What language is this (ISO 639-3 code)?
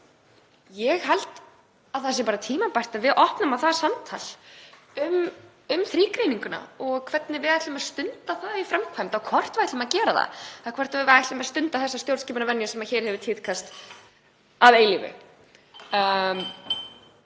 isl